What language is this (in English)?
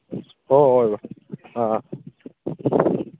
Manipuri